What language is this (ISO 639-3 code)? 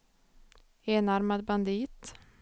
swe